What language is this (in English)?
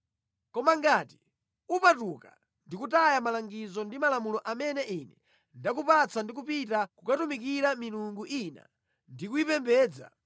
Nyanja